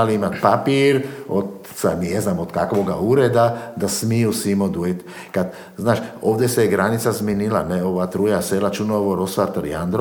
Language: Croatian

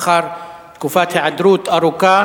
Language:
Hebrew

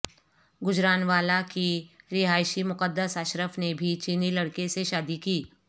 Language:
Urdu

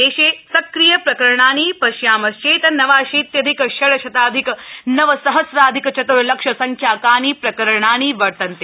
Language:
Sanskrit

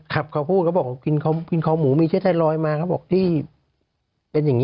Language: Thai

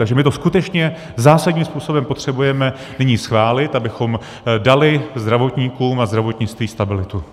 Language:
Czech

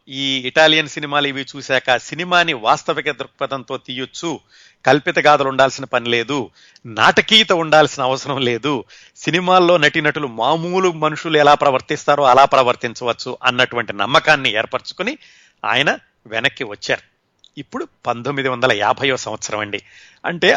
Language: Telugu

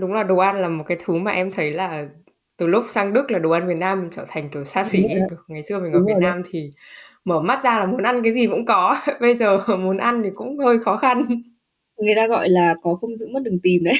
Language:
Vietnamese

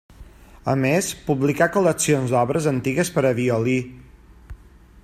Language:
Catalan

